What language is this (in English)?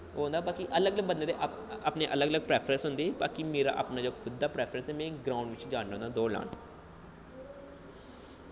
Dogri